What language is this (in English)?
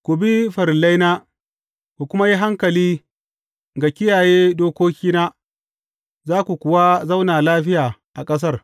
Hausa